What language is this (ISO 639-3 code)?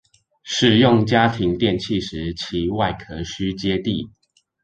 zho